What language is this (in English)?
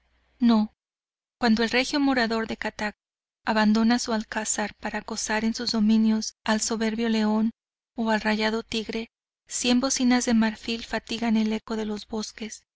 Spanish